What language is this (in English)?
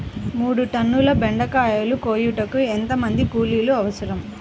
Telugu